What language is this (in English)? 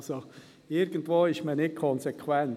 Swiss German